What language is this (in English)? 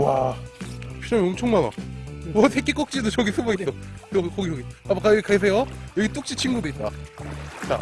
Korean